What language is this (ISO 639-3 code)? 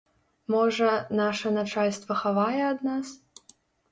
bel